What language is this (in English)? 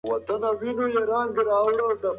Pashto